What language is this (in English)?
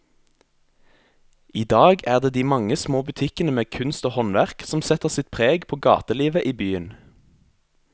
Norwegian